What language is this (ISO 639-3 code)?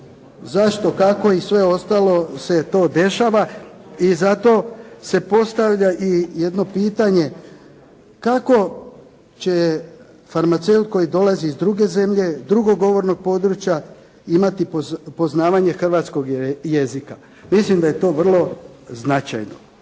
hrv